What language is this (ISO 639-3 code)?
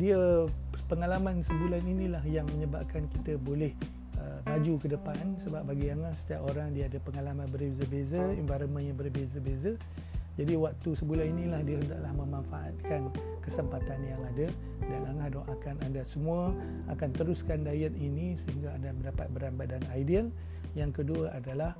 msa